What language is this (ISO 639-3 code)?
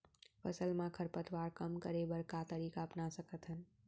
hne